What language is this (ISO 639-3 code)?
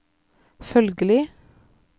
nor